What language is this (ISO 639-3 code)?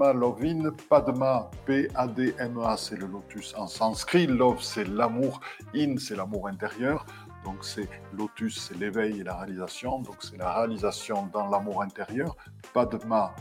fra